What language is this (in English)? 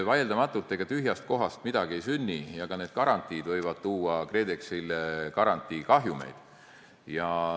Estonian